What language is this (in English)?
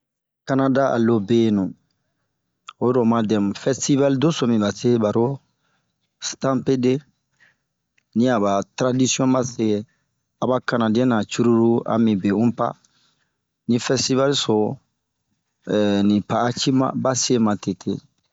Bomu